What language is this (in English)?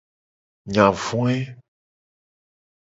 Gen